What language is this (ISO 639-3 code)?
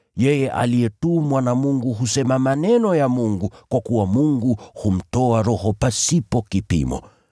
swa